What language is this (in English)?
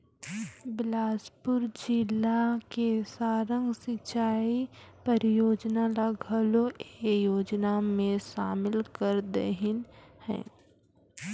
Chhattisgarhi